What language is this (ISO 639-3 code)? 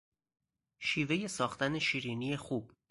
fas